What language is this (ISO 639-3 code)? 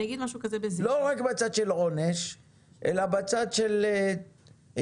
heb